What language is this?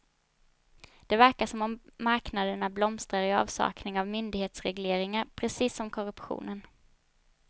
Swedish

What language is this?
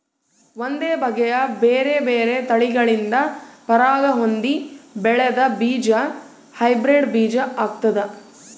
Kannada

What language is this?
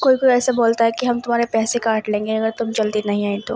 Urdu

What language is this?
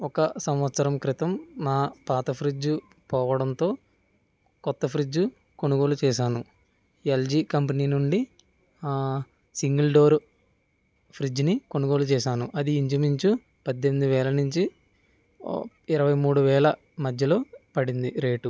Telugu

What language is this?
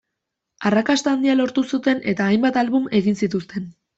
Basque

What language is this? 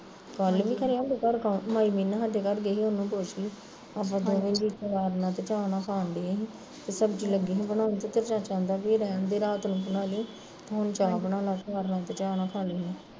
Punjabi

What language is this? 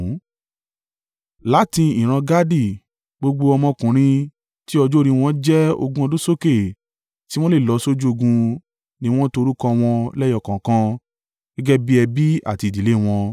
Yoruba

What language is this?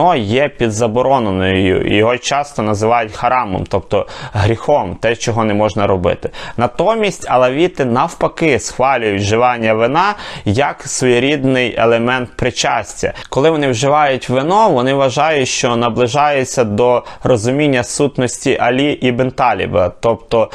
Ukrainian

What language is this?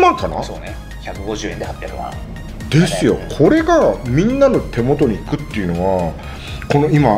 Japanese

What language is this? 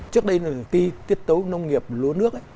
Vietnamese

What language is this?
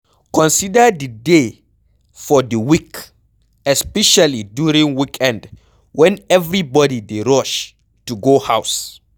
Nigerian Pidgin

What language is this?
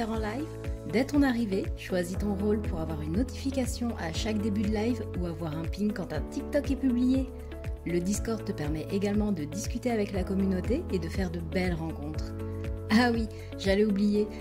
French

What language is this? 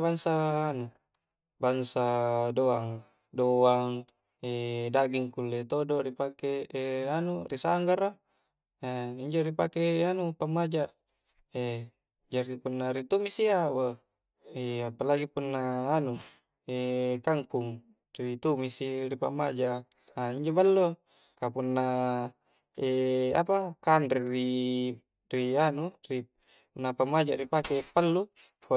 Coastal Konjo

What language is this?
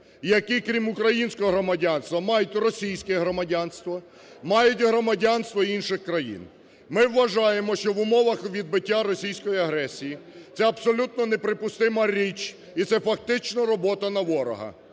Ukrainian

